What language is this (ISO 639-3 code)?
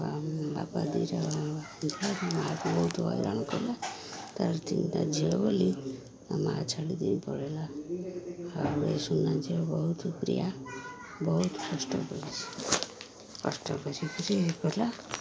ori